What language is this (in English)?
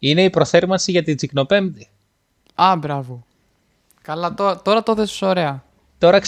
Greek